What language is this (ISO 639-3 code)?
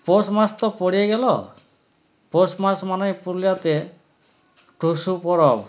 ben